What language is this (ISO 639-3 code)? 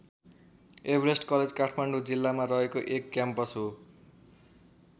nep